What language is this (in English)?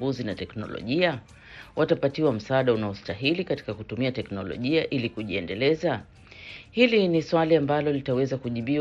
Swahili